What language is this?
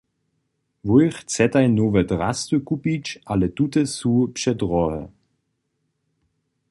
Upper Sorbian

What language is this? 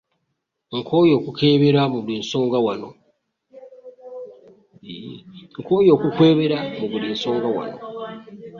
Ganda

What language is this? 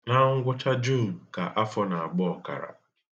Igbo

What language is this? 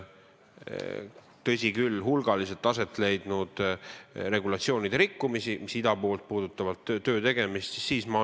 Estonian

